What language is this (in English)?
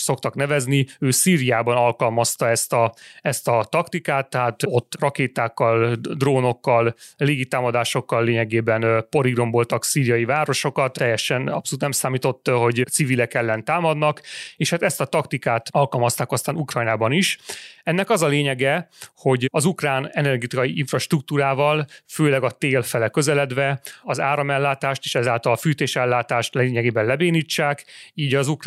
Hungarian